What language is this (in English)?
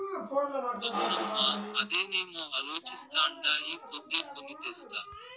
Telugu